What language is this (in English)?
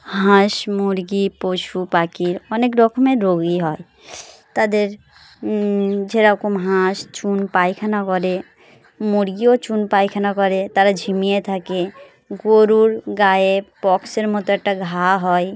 Bangla